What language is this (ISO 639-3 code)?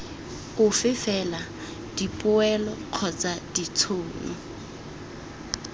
tsn